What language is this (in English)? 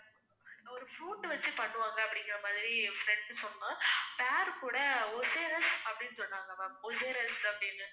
Tamil